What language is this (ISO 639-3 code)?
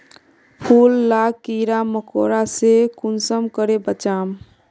mag